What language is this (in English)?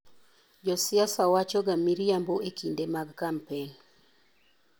Luo (Kenya and Tanzania)